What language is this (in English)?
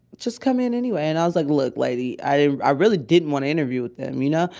English